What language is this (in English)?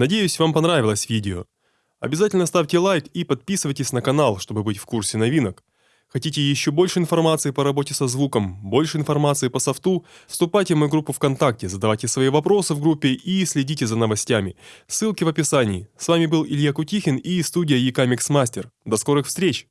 Russian